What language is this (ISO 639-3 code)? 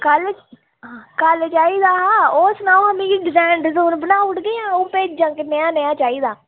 doi